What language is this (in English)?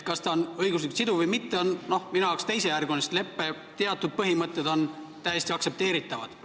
Estonian